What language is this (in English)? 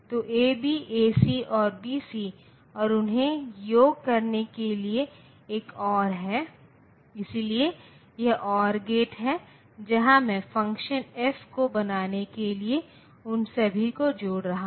Hindi